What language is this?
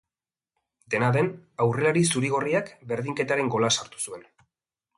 Basque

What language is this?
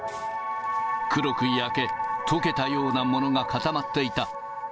Japanese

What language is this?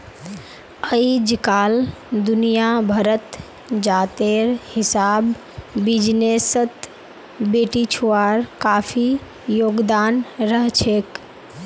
Magahi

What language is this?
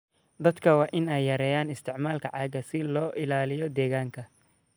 Somali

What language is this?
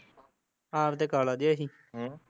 Punjabi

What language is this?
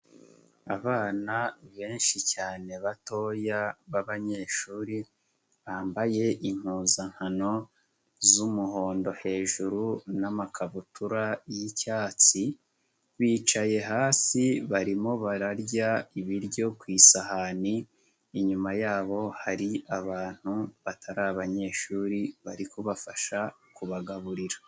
Kinyarwanda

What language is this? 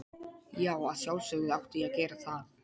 Icelandic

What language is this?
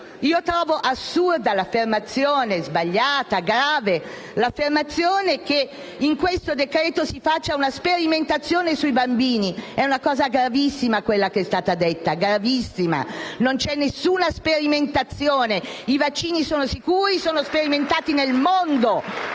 Italian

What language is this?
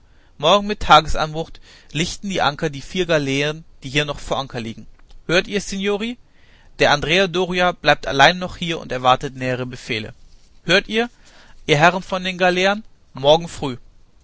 German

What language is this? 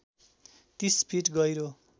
Nepali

